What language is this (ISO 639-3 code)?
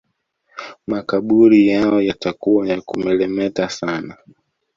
swa